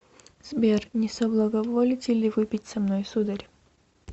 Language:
Russian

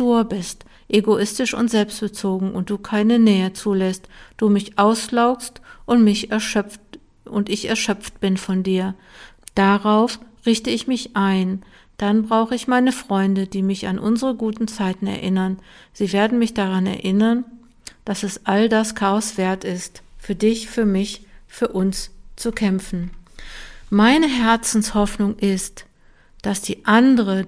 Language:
German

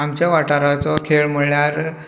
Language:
Konkani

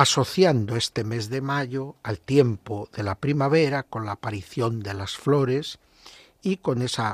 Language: Spanish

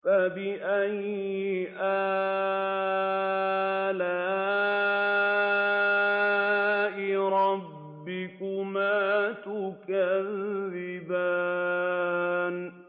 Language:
Arabic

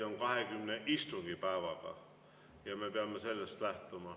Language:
Estonian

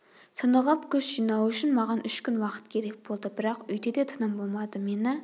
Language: Kazakh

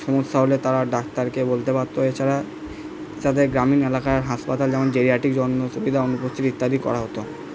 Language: Bangla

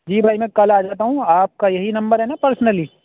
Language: Urdu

